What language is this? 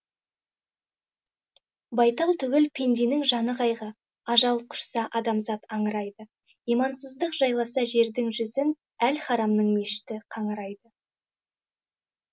Kazakh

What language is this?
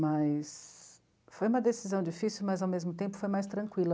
Portuguese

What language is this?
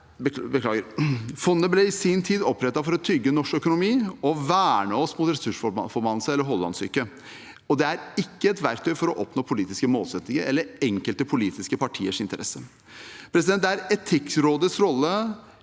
Norwegian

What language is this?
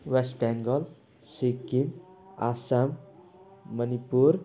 Nepali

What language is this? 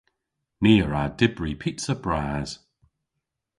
Cornish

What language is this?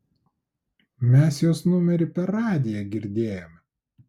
Lithuanian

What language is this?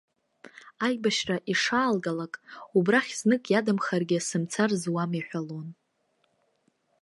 Abkhazian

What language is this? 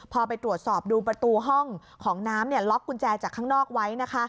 Thai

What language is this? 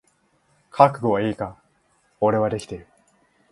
Japanese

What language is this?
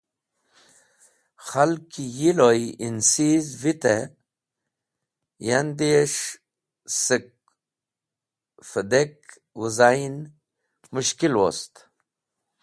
Wakhi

